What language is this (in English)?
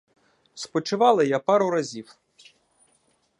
Ukrainian